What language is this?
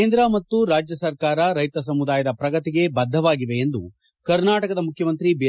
Kannada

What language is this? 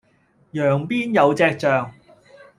Cantonese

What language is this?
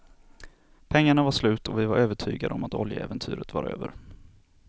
Swedish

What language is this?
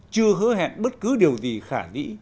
Vietnamese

